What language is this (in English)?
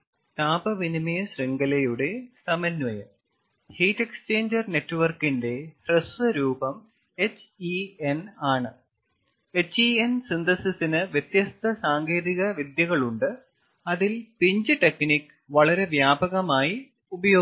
Malayalam